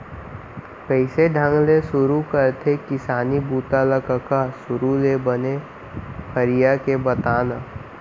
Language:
Chhattisgarhi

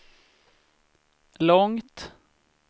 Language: Swedish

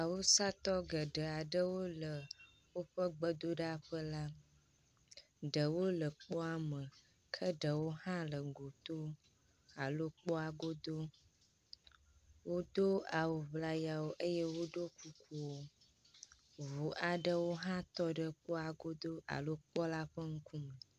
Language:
Ewe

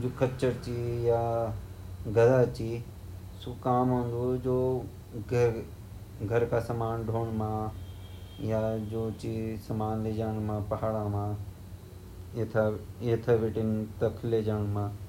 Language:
Garhwali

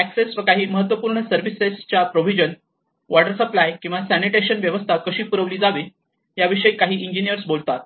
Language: Marathi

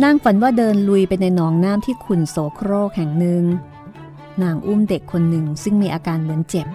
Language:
Thai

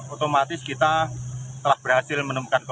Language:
Indonesian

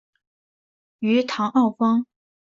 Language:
Chinese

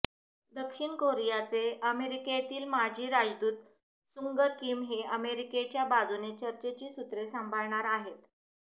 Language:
Marathi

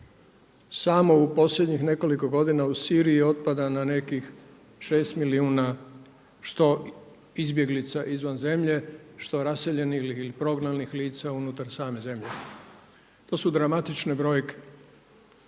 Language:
Croatian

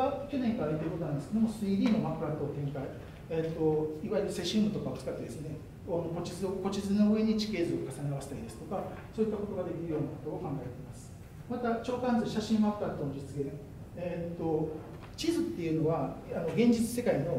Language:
Japanese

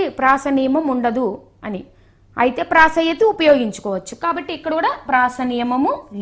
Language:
Telugu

